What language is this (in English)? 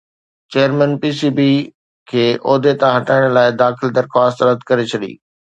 Sindhi